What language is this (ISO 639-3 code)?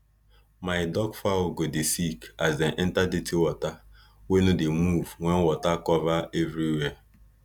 pcm